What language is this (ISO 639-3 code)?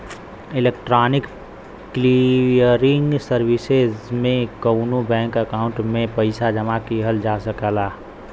bho